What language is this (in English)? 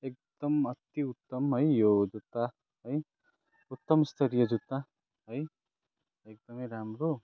Nepali